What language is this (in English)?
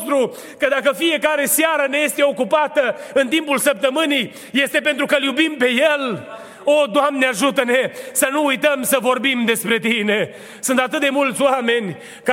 Romanian